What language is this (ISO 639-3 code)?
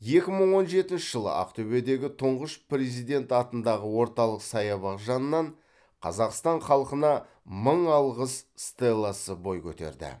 kaz